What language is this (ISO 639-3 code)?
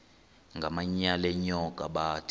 xho